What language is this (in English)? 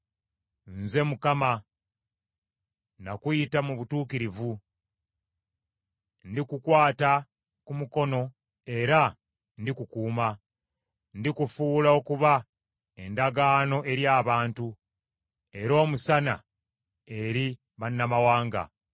Ganda